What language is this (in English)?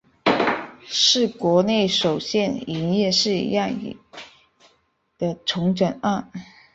Chinese